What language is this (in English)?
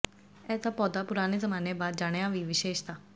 Punjabi